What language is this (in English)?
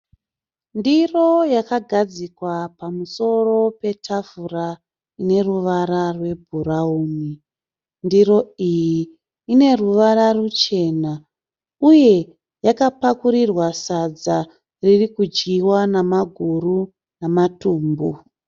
Shona